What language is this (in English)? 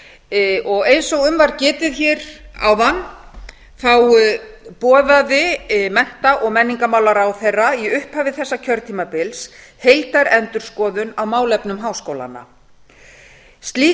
Icelandic